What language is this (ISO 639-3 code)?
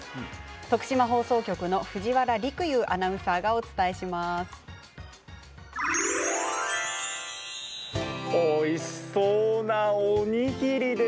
jpn